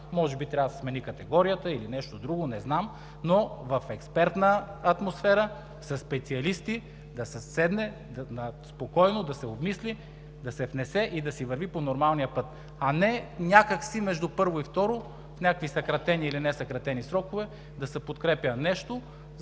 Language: Bulgarian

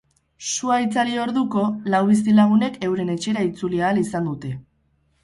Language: Basque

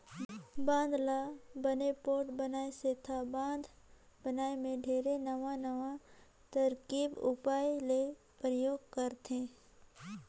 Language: Chhattisgarhi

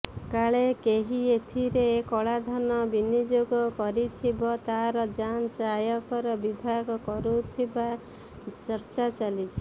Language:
Odia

